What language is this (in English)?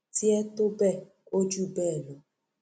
Yoruba